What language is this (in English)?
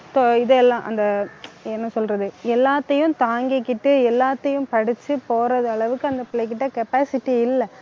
Tamil